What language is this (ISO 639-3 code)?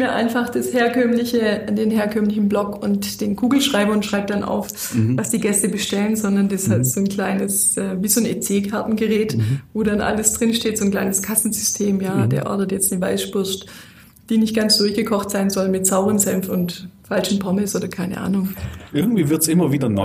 deu